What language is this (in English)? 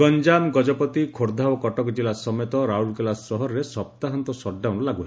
Odia